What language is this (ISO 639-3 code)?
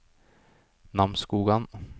nor